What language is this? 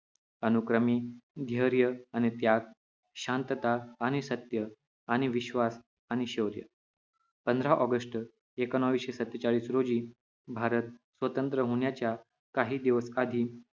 Marathi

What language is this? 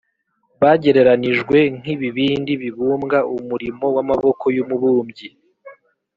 Kinyarwanda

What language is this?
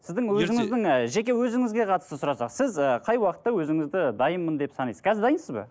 Kazakh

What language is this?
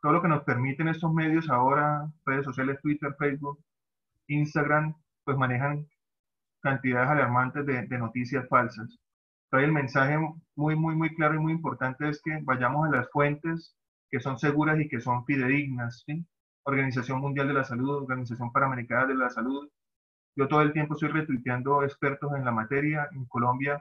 Spanish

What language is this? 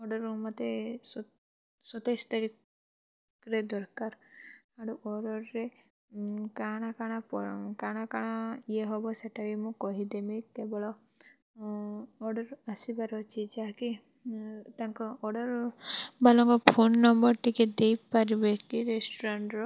Odia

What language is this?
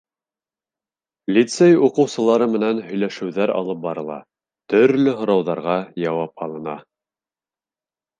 Bashkir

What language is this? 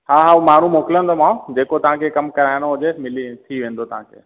Sindhi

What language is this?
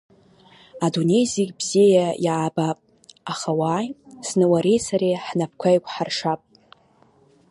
Abkhazian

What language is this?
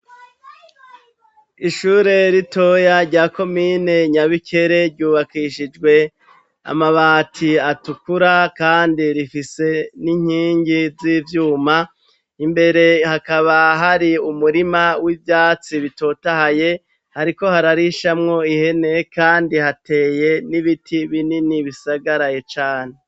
Rundi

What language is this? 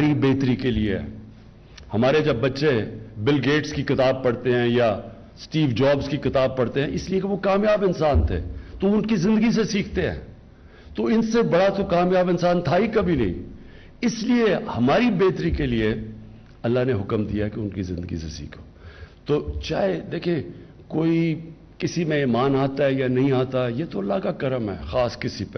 Urdu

